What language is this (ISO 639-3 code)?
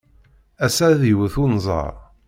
kab